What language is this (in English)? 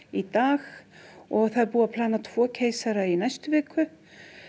Icelandic